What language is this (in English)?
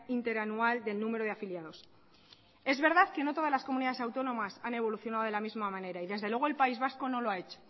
Spanish